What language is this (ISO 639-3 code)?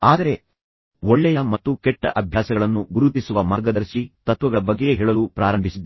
kan